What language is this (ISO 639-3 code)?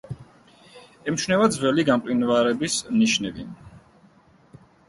kat